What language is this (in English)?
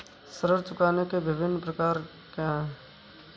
Hindi